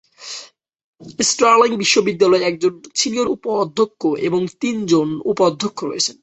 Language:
Bangla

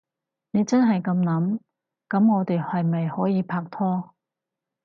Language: Cantonese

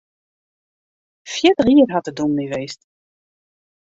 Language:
Western Frisian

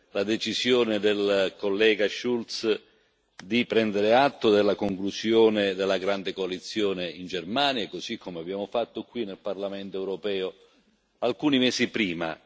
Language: Italian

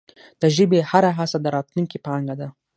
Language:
Pashto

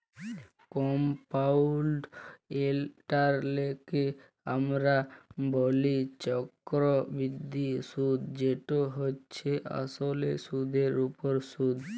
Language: Bangla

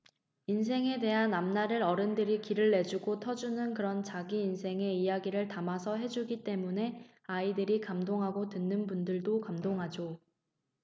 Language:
Korean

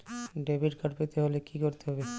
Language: Bangla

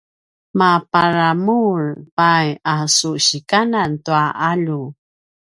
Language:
Paiwan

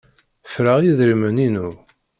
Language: Kabyle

